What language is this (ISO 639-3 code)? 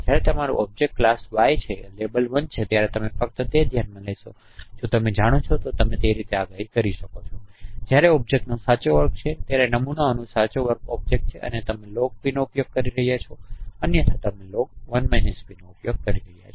guj